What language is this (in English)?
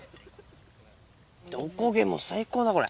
Japanese